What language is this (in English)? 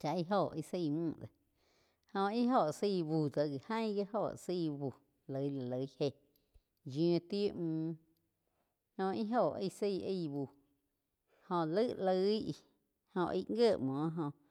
Quiotepec Chinantec